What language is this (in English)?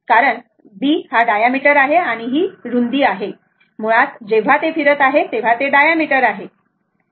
Marathi